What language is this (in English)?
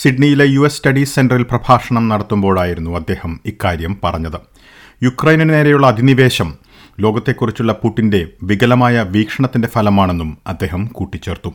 Malayalam